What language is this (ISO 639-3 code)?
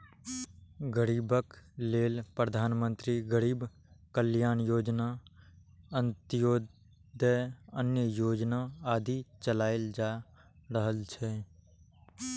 mai